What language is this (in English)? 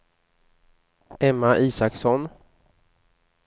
Swedish